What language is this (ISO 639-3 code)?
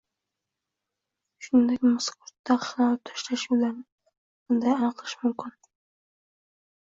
uzb